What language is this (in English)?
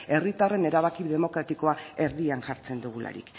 Basque